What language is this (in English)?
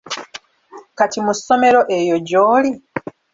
Ganda